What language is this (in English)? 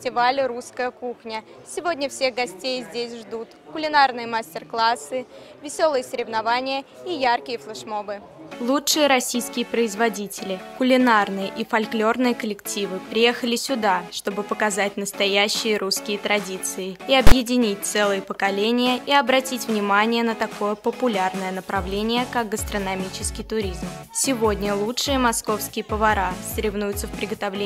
Russian